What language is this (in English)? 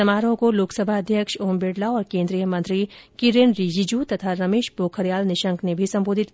Hindi